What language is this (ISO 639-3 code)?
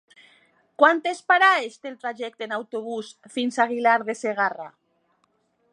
cat